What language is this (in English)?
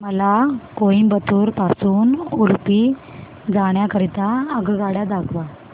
Marathi